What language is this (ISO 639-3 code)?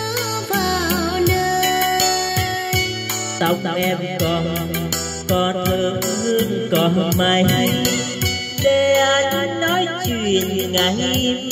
vie